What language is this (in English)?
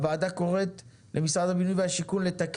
Hebrew